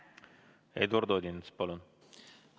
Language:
Estonian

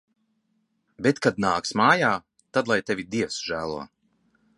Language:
Latvian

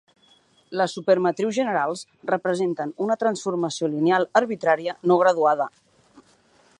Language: Catalan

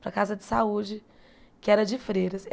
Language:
Portuguese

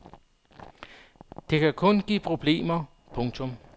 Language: Danish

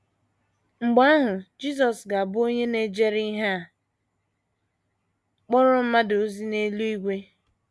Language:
Igbo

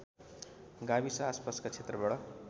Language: Nepali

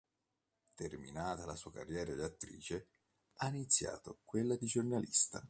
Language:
Italian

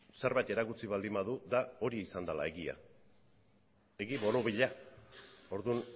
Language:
Basque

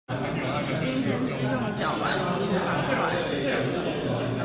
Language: Chinese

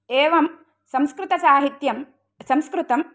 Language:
Sanskrit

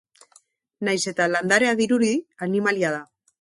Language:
Basque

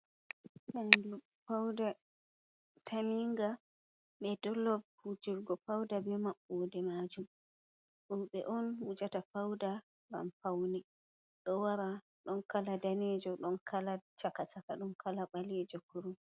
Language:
Fula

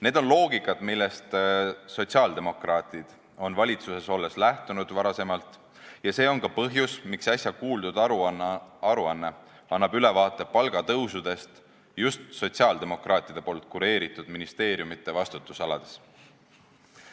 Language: Estonian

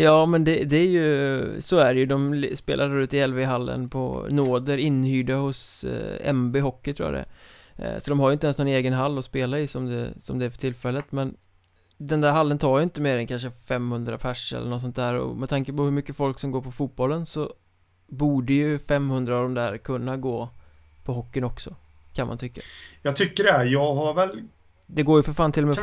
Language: Swedish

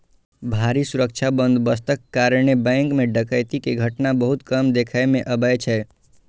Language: Maithili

